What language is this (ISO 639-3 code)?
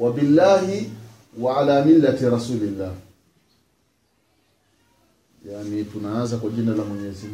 swa